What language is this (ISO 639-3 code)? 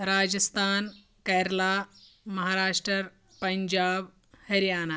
kas